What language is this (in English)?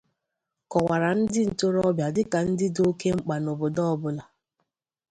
Igbo